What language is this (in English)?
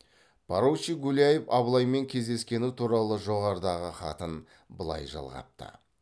Kazakh